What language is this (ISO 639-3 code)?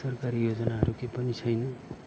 nep